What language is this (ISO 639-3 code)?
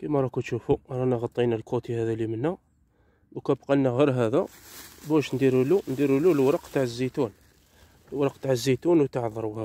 ara